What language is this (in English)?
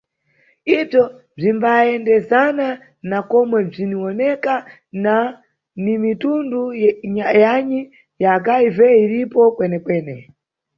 Nyungwe